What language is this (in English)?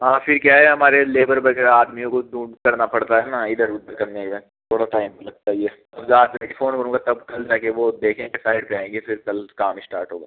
Hindi